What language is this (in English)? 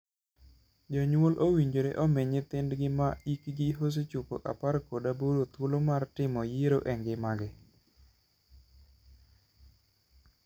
Luo (Kenya and Tanzania)